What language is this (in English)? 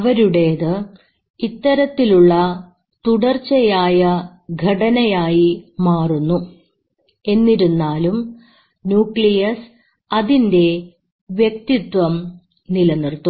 Malayalam